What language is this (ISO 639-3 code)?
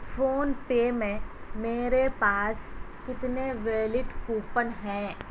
urd